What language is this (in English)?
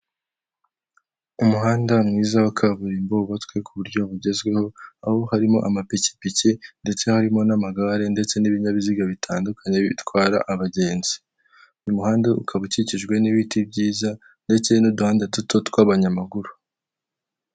Kinyarwanda